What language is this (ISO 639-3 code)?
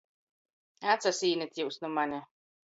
ltg